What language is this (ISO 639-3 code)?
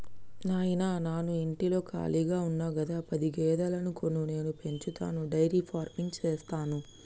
tel